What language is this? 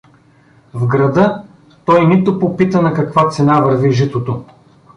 Bulgarian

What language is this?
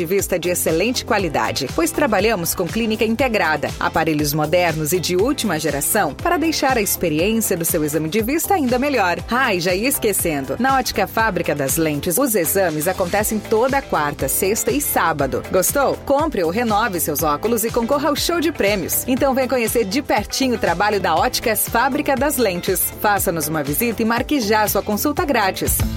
Portuguese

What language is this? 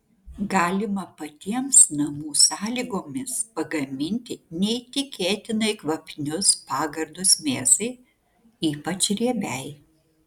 Lithuanian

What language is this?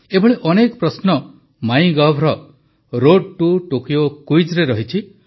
Odia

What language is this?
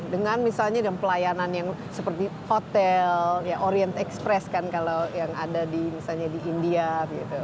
Indonesian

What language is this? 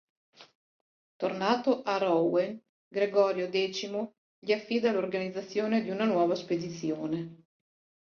Italian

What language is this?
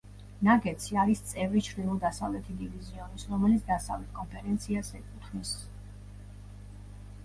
Georgian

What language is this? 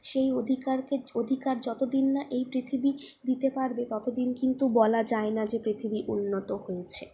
Bangla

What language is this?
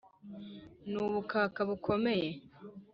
Kinyarwanda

